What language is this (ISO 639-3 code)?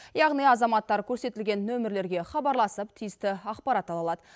kaz